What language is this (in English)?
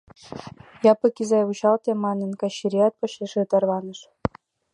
Mari